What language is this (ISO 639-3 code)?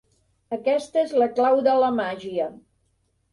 cat